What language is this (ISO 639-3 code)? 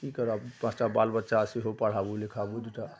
mai